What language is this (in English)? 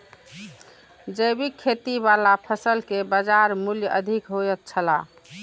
Maithili